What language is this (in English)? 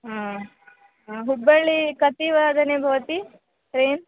Sanskrit